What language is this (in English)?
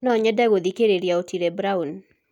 Kikuyu